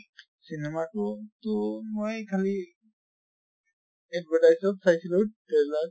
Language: Assamese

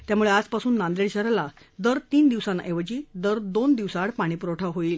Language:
Marathi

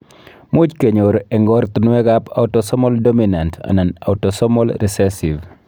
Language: Kalenjin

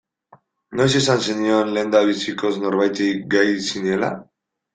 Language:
Basque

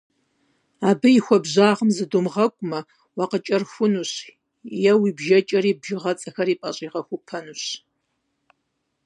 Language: Kabardian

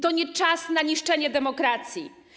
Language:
Polish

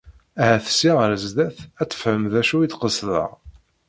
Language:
Kabyle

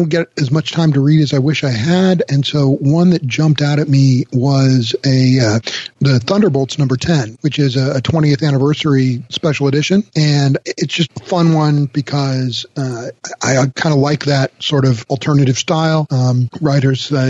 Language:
English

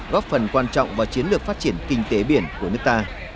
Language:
Vietnamese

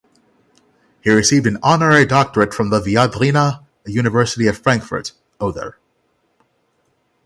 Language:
English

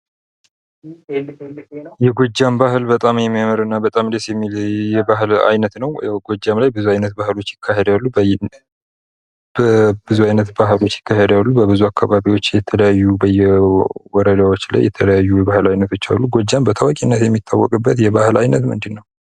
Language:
Amharic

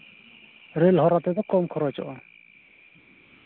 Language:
Santali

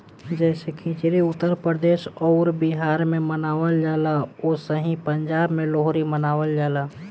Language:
Bhojpuri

